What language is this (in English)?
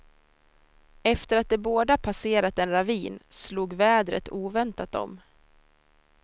Swedish